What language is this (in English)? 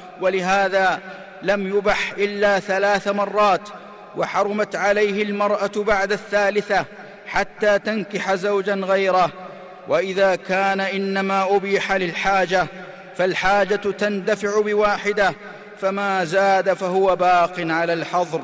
Arabic